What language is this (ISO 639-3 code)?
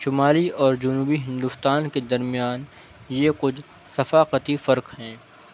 urd